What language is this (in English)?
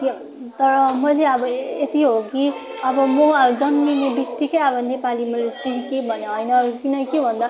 Nepali